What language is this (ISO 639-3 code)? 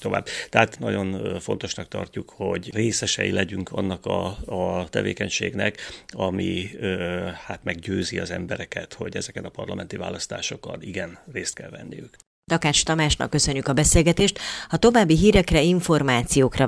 hun